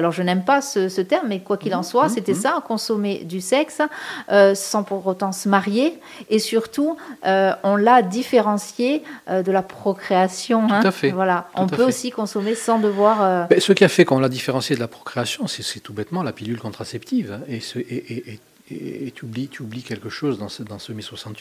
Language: French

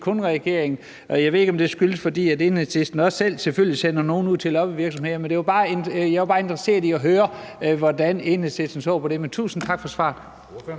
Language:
Danish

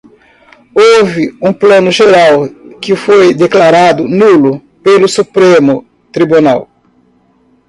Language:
Portuguese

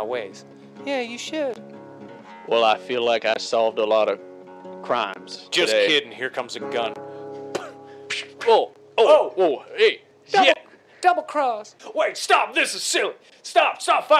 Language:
English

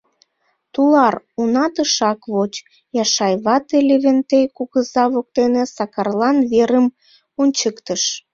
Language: Mari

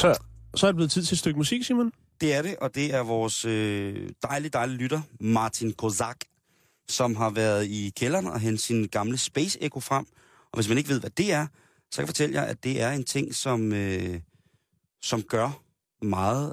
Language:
Danish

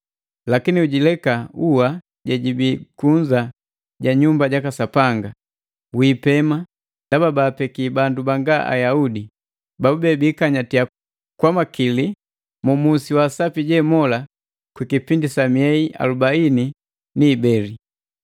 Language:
Matengo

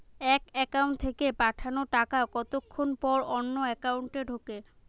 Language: Bangla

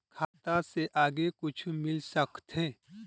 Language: Chhattisgarhi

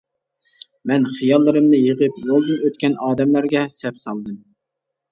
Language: Uyghur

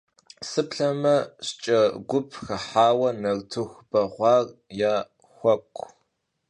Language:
Kabardian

